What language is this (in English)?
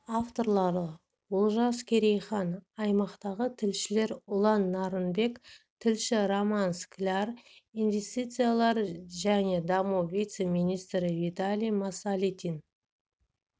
Kazakh